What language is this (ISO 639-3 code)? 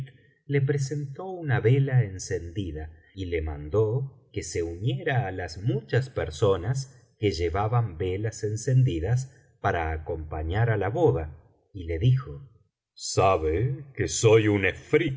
spa